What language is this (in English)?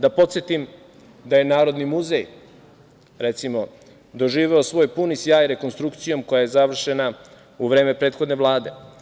Serbian